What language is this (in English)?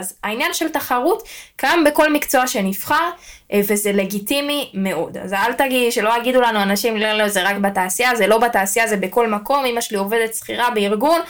Hebrew